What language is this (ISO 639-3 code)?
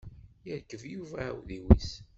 kab